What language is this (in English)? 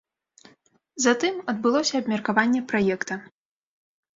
Belarusian